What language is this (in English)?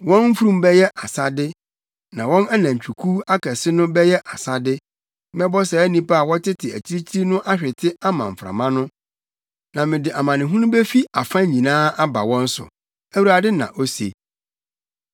Akan